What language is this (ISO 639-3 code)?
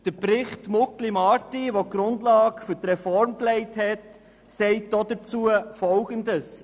gsw